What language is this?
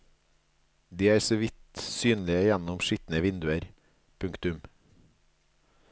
Norwegian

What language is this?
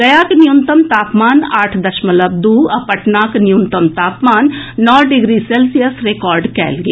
Maithili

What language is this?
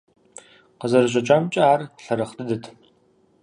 Kabardian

